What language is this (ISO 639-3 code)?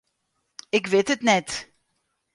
fry